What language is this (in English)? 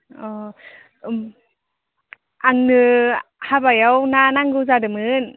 Bodo